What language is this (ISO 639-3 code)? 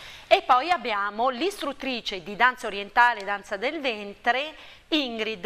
ita